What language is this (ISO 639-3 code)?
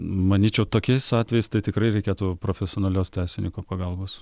lit